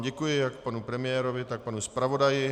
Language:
Czech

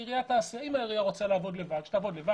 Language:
Hebrew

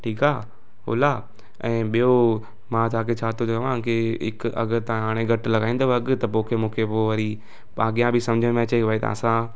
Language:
Sindhi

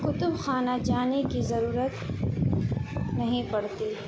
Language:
Urdu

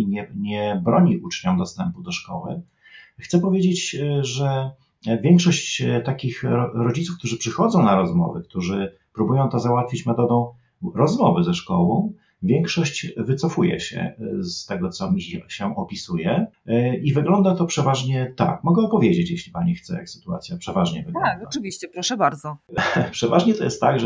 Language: Polish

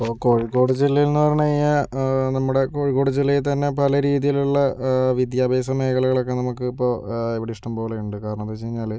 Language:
Malayalam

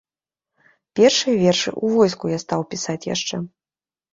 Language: Belarusian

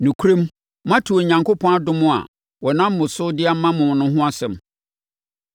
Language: Akan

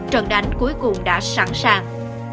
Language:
Vietnamese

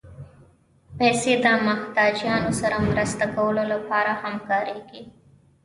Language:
Pashto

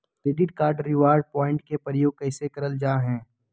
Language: Magahi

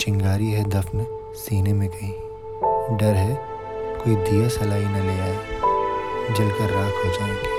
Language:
Hindi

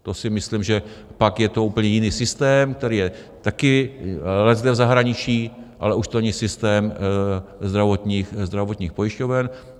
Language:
Czech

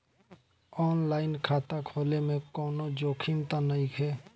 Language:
Bhojpuri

